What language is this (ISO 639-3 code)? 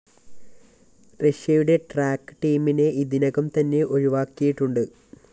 mal